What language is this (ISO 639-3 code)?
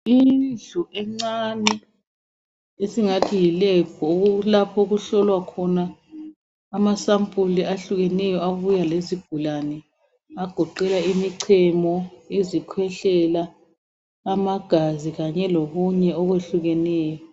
nde